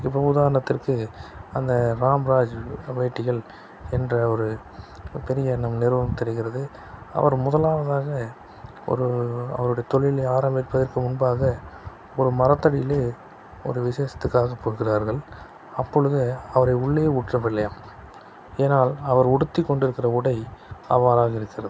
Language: Tamil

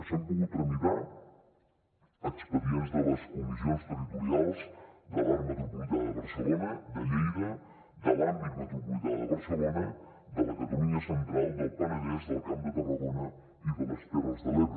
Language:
Catalan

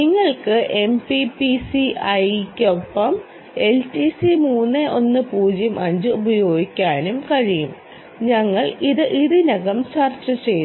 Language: Malayalam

